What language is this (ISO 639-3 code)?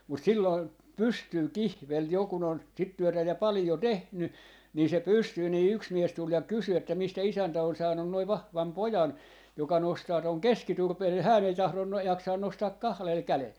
fin